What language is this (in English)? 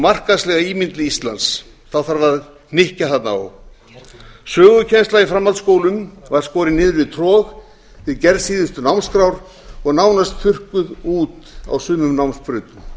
Icelandic